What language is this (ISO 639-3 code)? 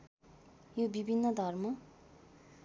nep